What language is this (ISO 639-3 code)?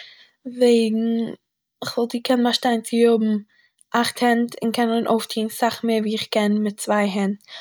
yid